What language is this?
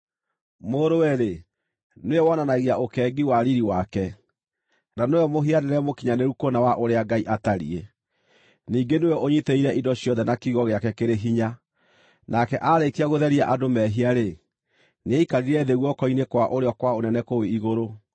Kikuyu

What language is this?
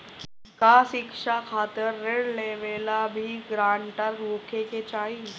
Bhojpuri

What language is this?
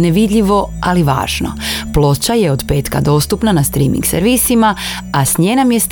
Croatian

